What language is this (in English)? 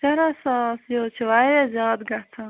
Kashmiri